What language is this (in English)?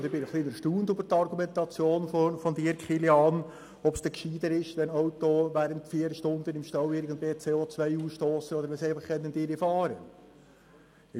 Swiss German